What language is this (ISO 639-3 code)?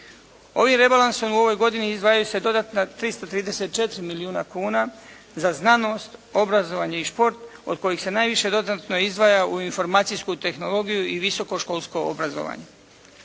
hrv